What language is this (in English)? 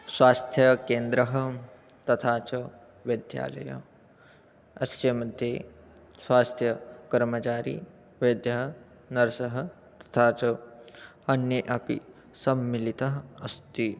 Sanskrit